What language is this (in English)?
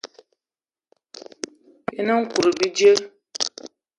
Eton (Cameroon)